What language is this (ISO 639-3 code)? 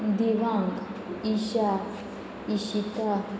kok